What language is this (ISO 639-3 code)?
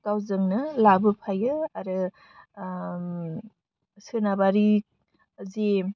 brx